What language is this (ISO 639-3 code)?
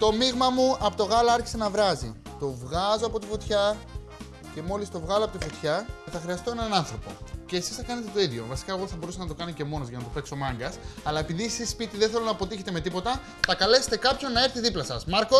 ell